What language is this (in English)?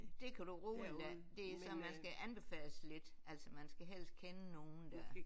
Danish